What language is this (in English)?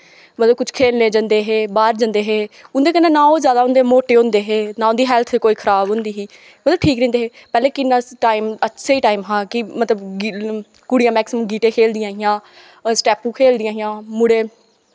Dogri